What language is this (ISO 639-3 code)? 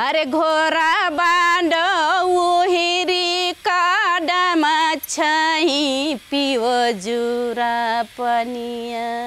hin